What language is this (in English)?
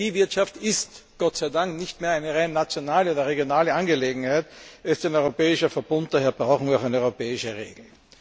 German